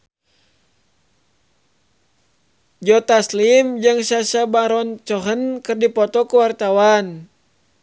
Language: Sundanese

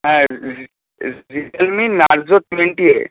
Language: Bangla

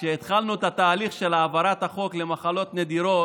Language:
Hebrew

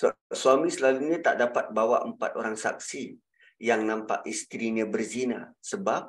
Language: Malay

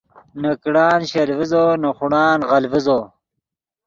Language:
Yidgha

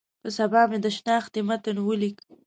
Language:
Pashto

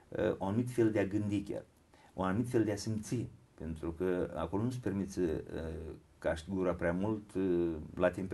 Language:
Romanian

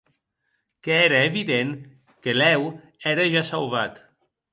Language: Occitan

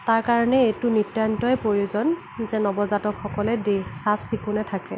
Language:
Assamese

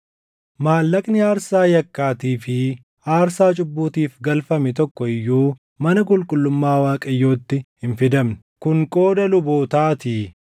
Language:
Oromo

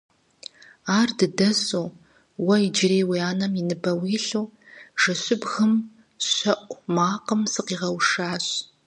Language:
Kabardian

